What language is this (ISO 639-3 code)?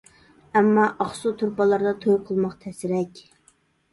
uig